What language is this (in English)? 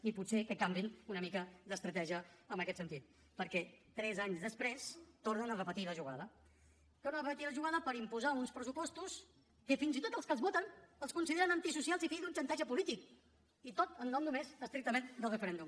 Catalan